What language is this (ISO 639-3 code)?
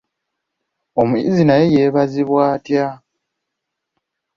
lug